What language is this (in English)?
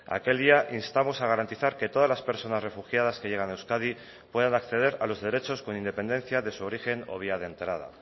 Spanish